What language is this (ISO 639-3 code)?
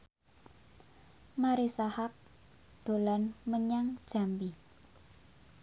jav